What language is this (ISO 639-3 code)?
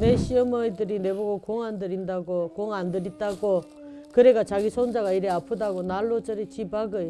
kor